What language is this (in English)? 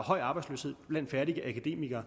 Danish